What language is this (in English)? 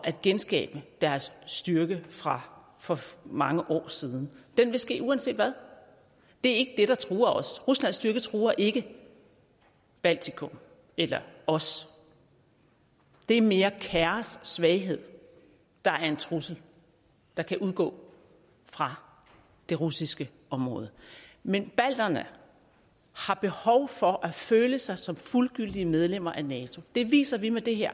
Danish